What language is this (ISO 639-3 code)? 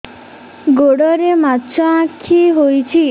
ori